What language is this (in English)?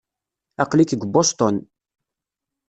Kabyle